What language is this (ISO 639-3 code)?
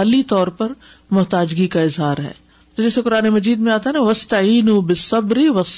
urd